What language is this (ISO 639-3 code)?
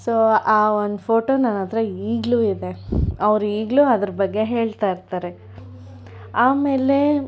kan